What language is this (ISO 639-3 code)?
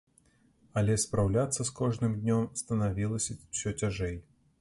bel